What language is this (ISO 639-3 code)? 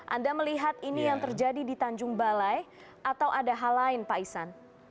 ind